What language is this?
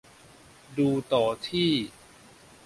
Thai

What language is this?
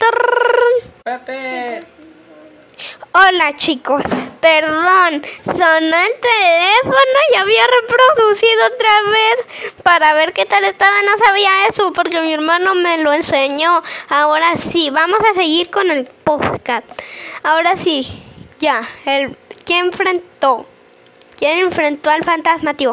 Spanish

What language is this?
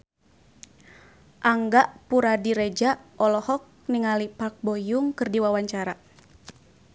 Sundanese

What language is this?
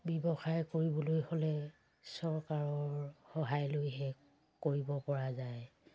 Assamese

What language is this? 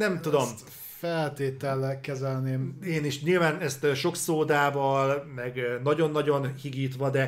Hungarian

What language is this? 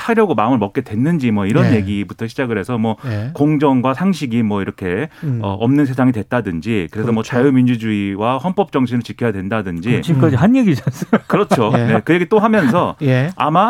Korean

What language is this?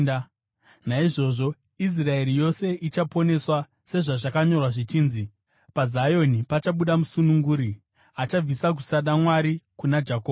Shona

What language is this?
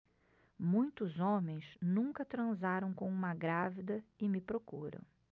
Portuguese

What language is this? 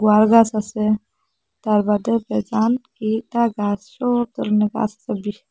Bangla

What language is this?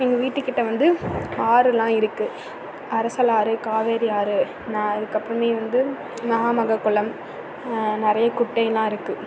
Tamil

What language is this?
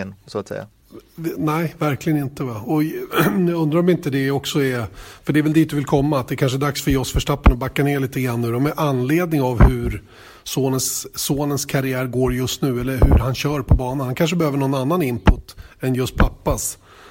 Swedish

